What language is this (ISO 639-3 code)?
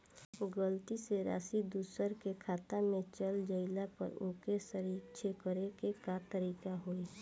bho